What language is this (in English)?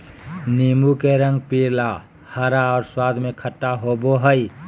Magahi